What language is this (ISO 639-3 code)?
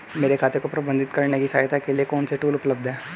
hin